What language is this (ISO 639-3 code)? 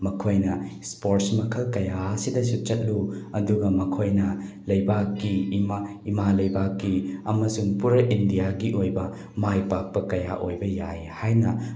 mni